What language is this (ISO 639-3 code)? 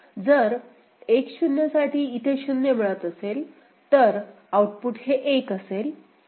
mar